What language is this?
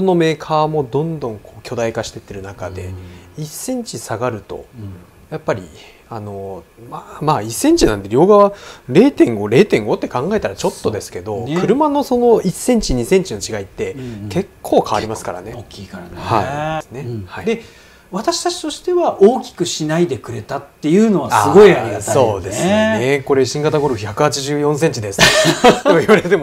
Japanese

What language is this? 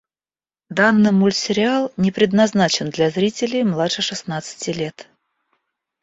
Russian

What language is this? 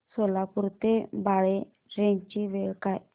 Marathi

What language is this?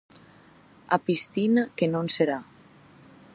Galician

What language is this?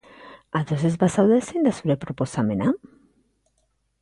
Basque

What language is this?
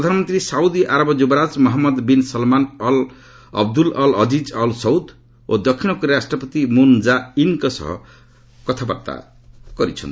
Odia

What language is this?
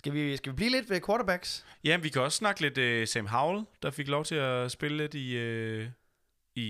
Danish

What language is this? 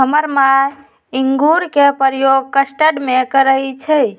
Magahi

